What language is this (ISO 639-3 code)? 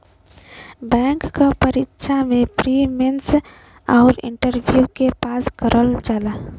bho